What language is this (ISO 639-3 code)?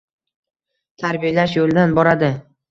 uzb